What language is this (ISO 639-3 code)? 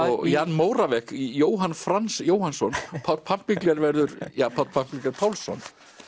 isl